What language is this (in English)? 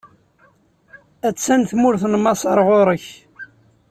Kabyle